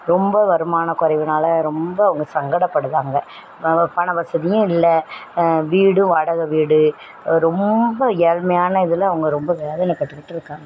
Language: Tamil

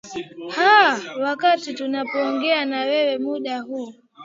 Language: Swahili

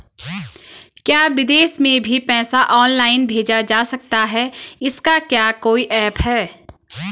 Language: Hindi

